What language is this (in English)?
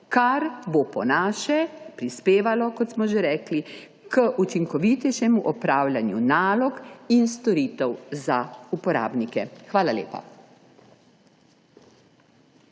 Slovenian